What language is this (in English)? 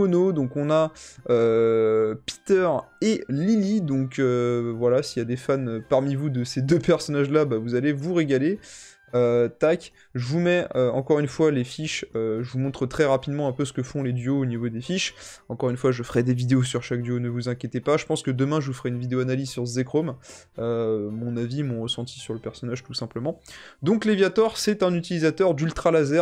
French